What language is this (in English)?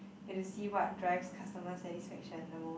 English